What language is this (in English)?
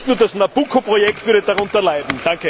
German